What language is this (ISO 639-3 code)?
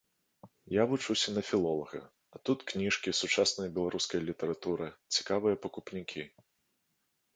bel